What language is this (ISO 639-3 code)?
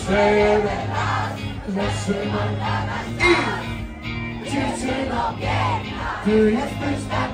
pol